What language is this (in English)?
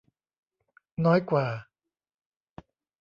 Thai